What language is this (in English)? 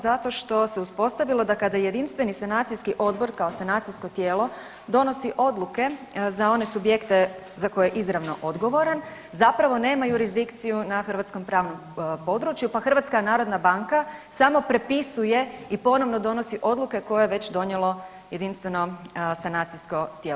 Croatian